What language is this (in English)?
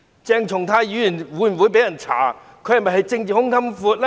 Cantonese